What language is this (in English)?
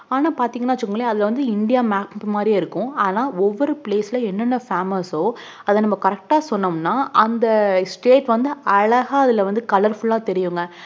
Tamil